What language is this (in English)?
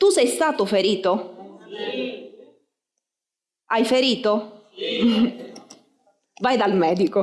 Italian